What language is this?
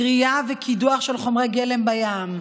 Hebrew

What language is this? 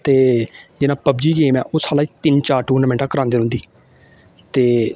Dogri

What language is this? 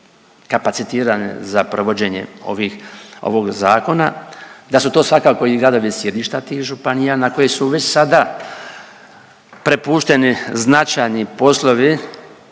Croatian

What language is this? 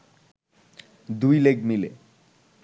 Bangla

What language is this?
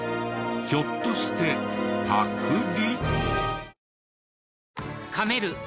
Japanese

